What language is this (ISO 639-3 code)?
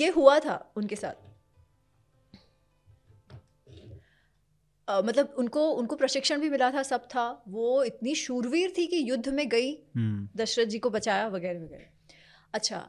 hin